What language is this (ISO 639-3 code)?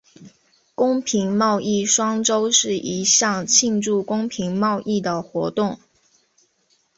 zho